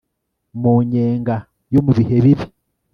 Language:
Kinyarwanda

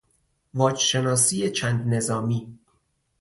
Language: Persian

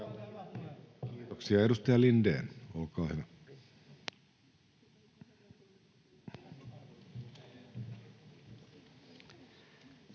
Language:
Finnish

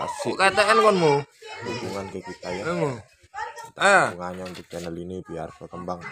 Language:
Indonesian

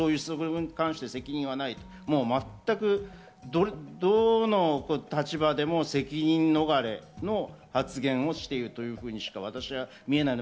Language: Japanese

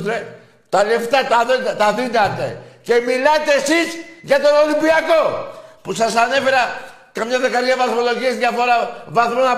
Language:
Greek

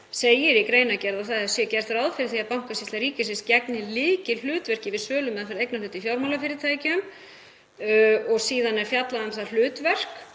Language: Icelandic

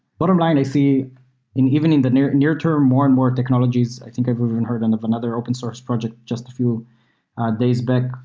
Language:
English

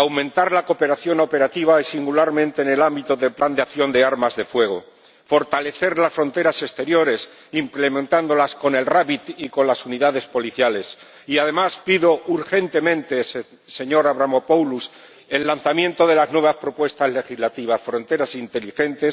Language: Spanish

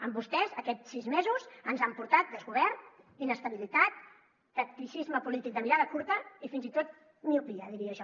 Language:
Catalan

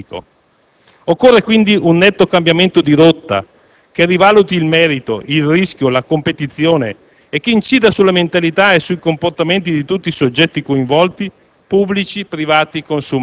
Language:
Italian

